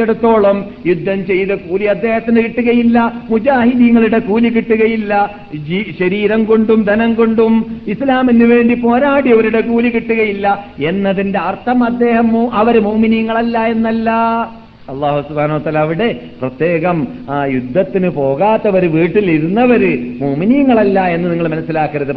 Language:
Malayalam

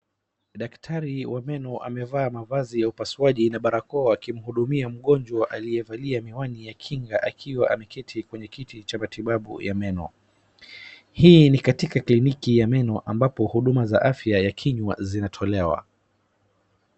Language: Swahili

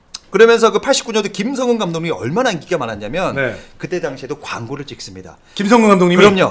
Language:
Korean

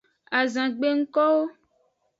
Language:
Aja (Benin)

